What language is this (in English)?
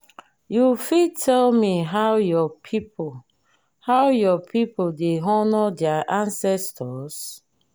Nigerian Pidgin